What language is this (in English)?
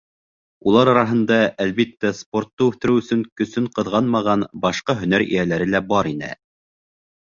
Bashkir